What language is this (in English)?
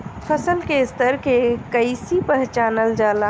Bhojpuri